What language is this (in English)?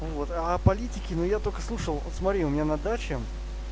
Russian